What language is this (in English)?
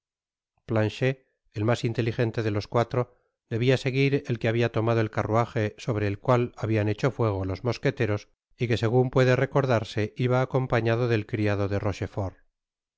Spanish